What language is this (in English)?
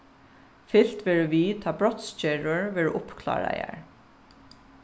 Faroese